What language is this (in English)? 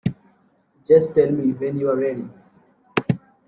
English